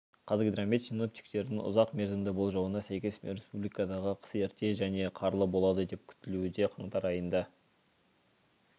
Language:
Kazakh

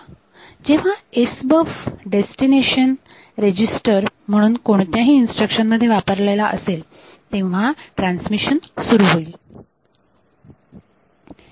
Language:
Marathi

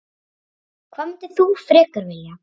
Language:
Icelandic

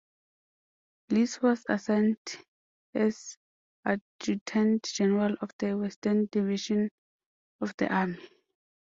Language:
English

